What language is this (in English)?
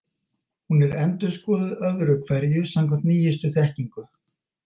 Icelandic